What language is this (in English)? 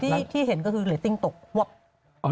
Thai